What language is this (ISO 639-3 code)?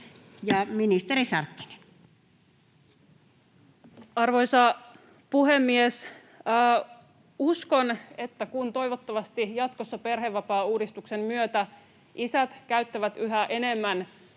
fin